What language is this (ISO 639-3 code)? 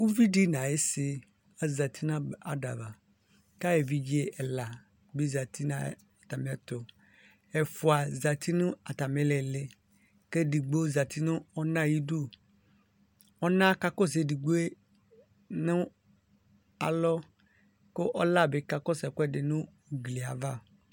kpo